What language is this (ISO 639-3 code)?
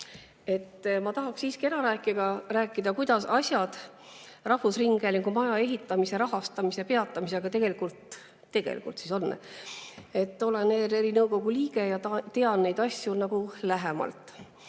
est